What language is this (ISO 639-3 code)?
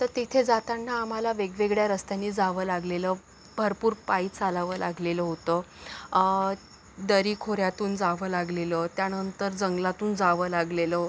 mar